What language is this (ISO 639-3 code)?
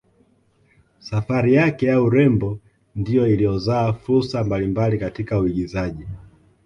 swa